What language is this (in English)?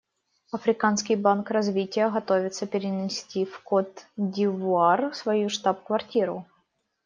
Russian